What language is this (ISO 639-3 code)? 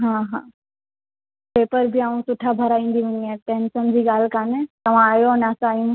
snd